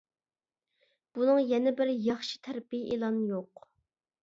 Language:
Uyghur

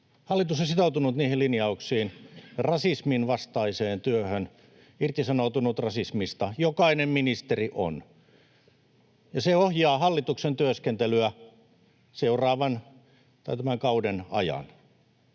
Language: Finnish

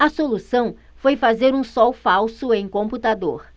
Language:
Portuguese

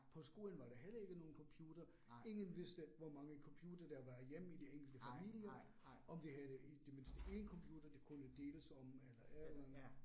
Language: Danish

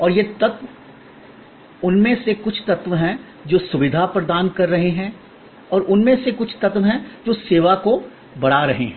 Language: Hindi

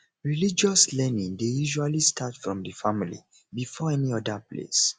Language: Nigerian Pidgin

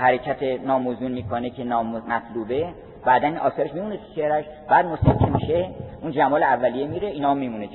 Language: Persian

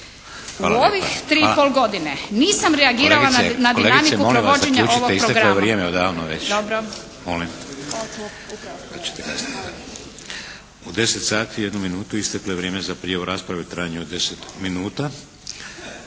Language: Croatian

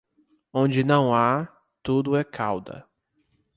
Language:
Portuguese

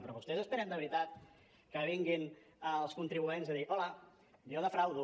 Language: Catalan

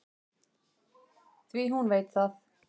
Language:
Icelandic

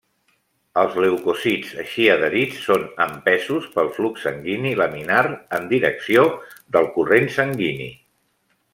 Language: Catalan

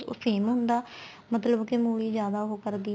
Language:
Punjabi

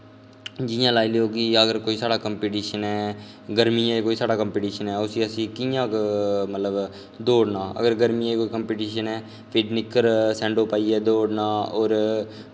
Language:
Dogri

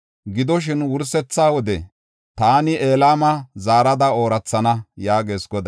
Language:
Gofa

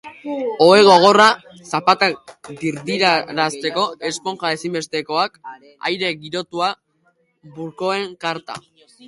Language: Basque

